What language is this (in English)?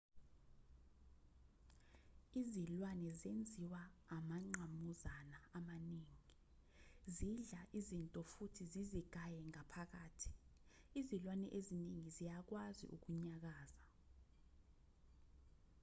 Zulu